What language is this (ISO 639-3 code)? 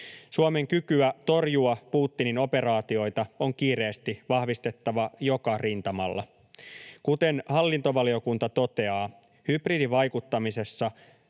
fin